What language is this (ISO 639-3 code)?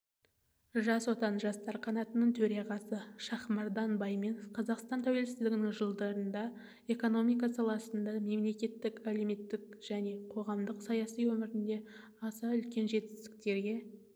kaz